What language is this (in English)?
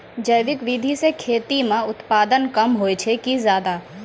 Maithili